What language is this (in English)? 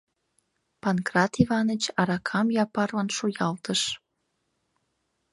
Mari